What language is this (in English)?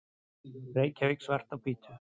Icelandic